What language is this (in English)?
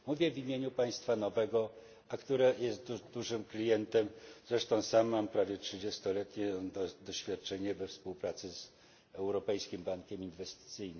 Polish